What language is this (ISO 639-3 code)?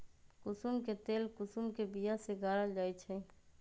mag